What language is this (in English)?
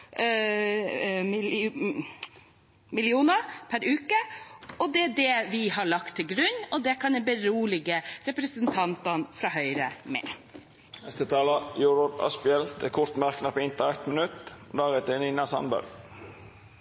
Norwegian